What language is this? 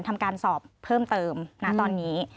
Thai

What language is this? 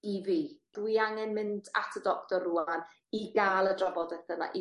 Welsh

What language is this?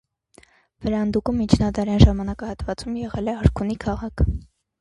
Armenian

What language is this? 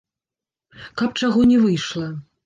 Belarusian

